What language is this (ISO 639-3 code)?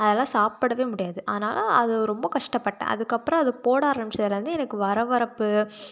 tam